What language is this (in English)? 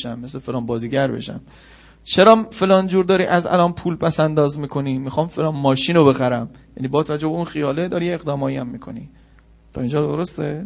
Persian